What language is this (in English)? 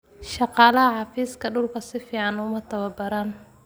Somali